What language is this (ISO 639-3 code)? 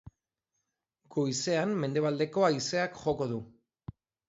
eus